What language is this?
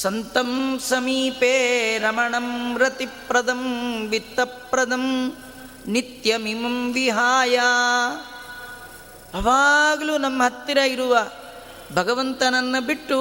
Kannada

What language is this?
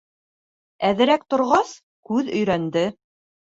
Bashkir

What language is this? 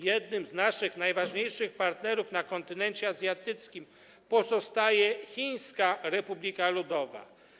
Polish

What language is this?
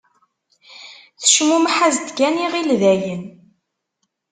Kabyle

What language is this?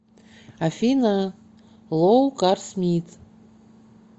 Russian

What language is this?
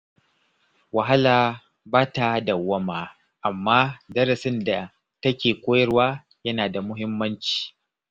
Hausa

